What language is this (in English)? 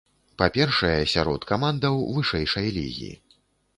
Belarusian